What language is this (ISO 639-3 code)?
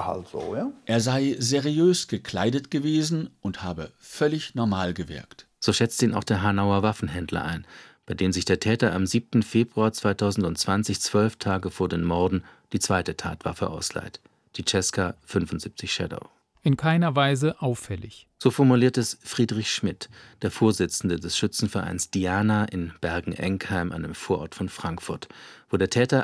deu